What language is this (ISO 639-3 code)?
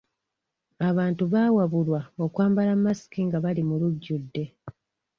lug